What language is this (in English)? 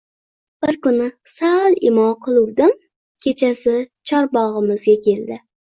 Uzbek